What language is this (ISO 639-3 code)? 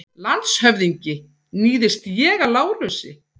isl